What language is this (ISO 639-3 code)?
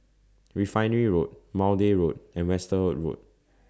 eng